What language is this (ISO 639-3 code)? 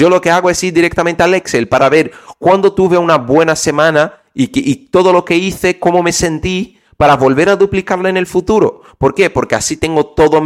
spa